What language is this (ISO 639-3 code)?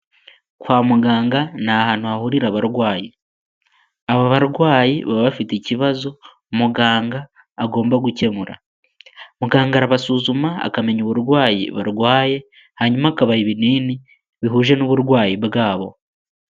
kin